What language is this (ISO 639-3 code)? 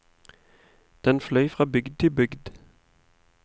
nor